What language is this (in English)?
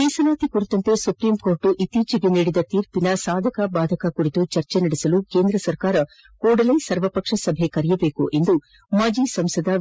Kannada